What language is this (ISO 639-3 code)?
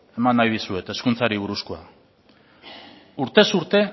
eus